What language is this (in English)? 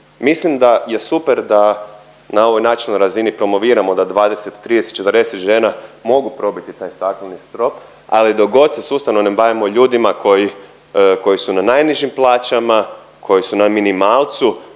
Croatian